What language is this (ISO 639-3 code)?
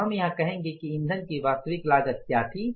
hin